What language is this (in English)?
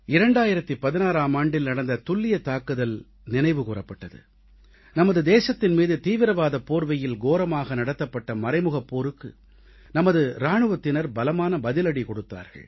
Tamil